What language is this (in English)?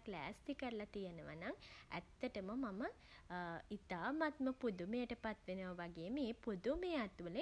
Sinhala